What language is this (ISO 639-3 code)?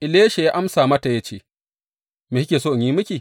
hau